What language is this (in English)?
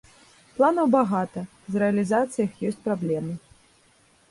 Belarusian